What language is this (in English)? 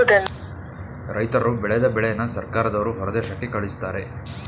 Kannada